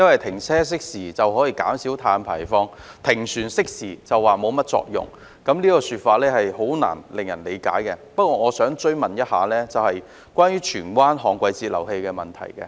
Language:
Cantonese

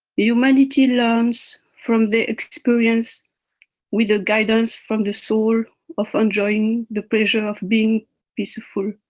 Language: English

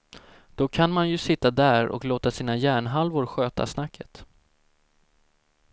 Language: Swedish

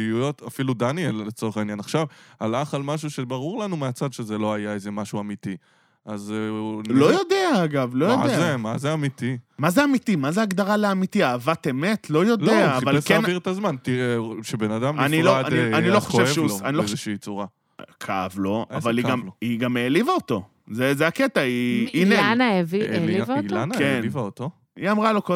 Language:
Hebrew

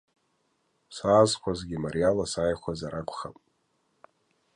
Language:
Abkhazian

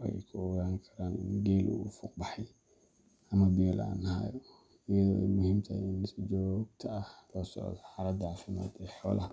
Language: Somali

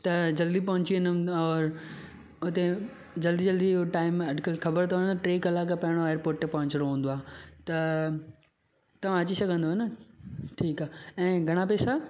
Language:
Sindhi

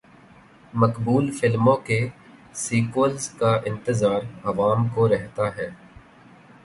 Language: Urdu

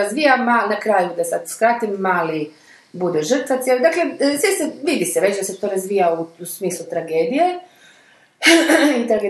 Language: Croatian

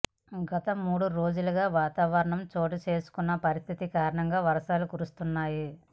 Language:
Telugu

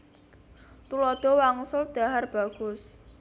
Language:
Javanese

